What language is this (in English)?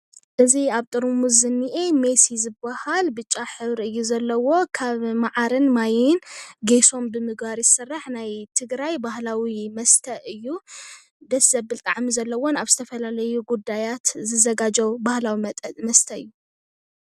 Tigrinya